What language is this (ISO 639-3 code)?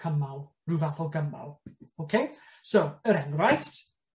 cym